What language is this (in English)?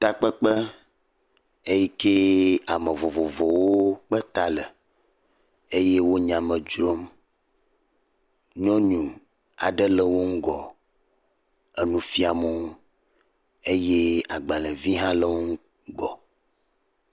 Ewe